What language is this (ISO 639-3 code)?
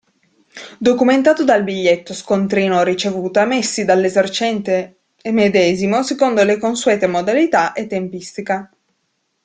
ita